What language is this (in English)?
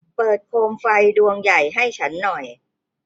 Thai